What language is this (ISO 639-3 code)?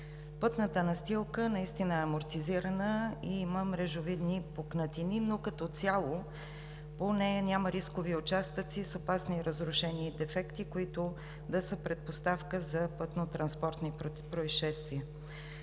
bul